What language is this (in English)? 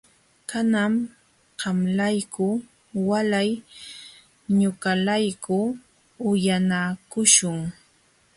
Jauja Wanca Quechua